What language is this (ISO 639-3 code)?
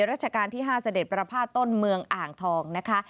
tha